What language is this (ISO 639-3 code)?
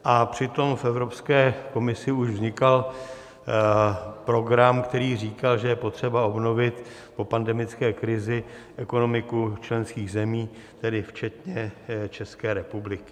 ces